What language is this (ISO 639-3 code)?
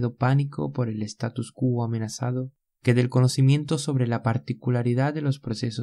spa